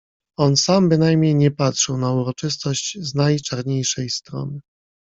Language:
Polish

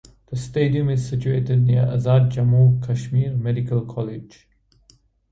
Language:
English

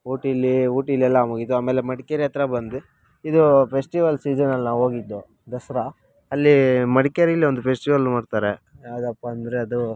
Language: Kannada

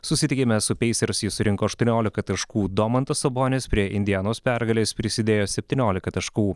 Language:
Lithuanian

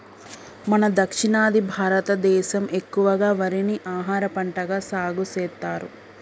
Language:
Telugu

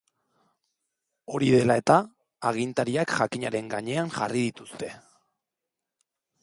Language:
Basque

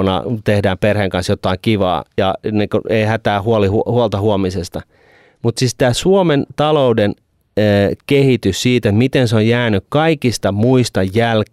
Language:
Finnish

